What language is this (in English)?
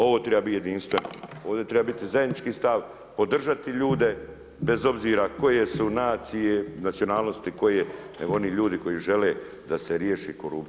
Croatian